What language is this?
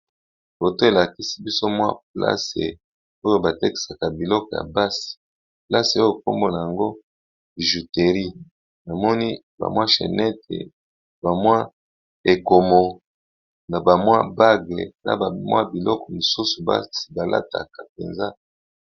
Lingala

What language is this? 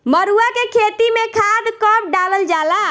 Bhojpuri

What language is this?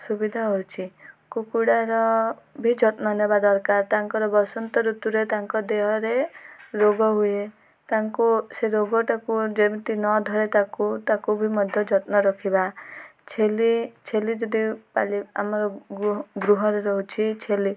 Odia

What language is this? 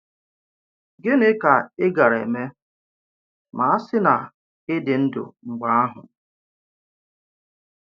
Igbo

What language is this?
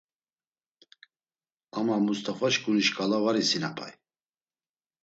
Laz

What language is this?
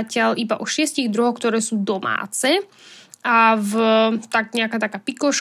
Slovak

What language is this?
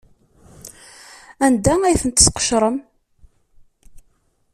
Kabyle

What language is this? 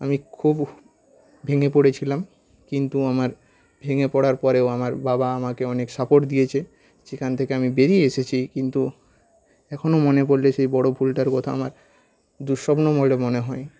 Bangla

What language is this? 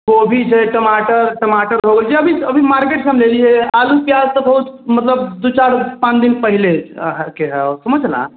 Maithili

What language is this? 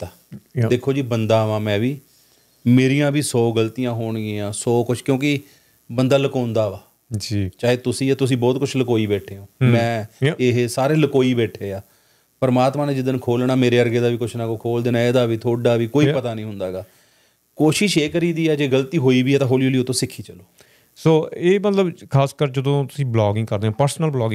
Punjabi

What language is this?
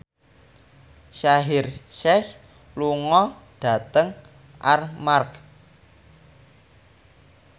Javanese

